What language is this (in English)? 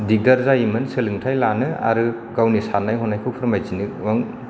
Bodo